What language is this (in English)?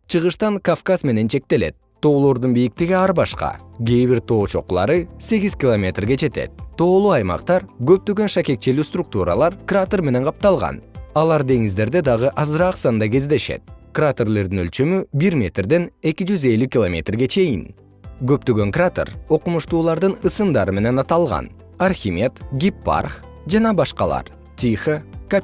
Kyrgyz